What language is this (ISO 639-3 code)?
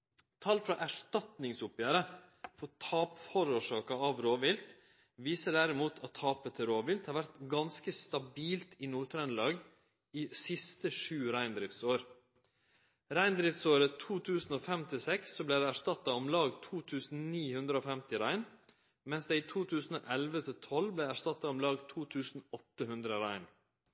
nno